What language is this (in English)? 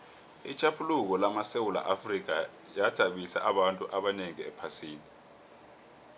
South Ndebele